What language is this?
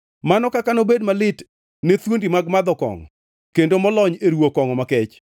Luo (Kenya and Tanzania)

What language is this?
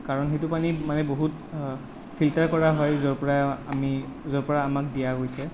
Assamese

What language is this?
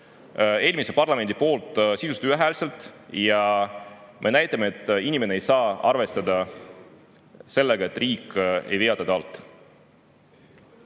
Estonian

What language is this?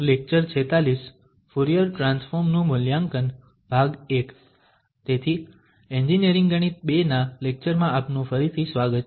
Gujarati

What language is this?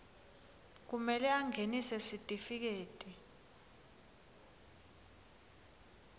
Swati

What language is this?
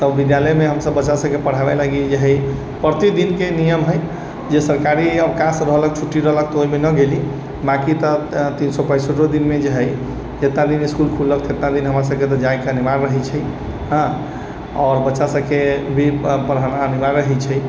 Maithili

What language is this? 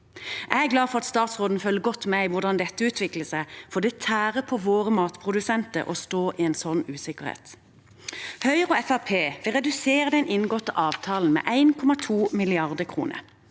Norwegian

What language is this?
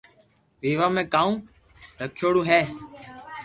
Loarki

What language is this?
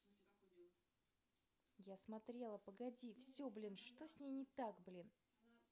Russian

